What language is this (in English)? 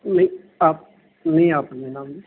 Punjabi